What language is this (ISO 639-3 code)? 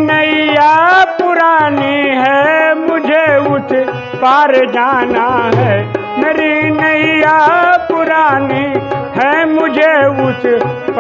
hin